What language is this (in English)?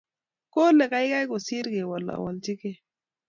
Kalenjin